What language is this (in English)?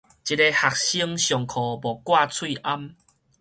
Min Nan Chinese